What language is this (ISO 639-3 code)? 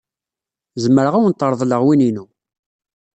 kab